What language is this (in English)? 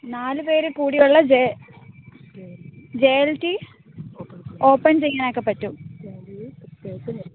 Malayalam